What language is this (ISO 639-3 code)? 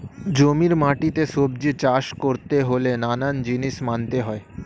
ben